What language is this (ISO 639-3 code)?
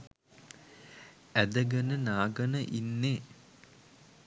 sin